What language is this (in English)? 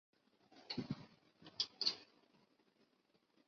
Chinese